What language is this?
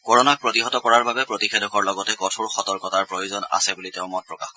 Assamese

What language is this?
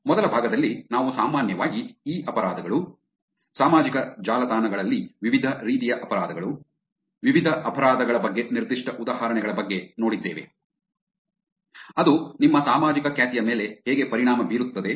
Kannada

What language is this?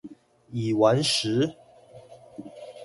Chinese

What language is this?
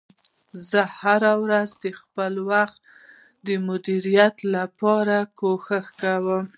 Pashto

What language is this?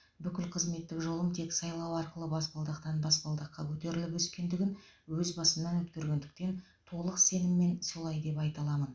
Kazakh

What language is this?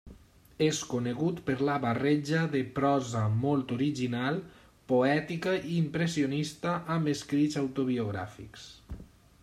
Catalan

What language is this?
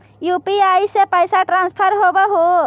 Magahi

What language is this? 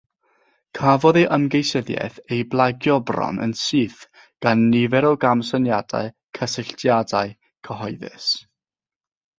Welsh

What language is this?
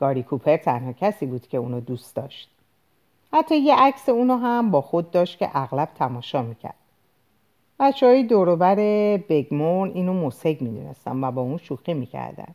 Persian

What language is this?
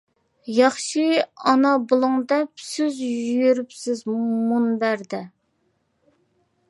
Uyghur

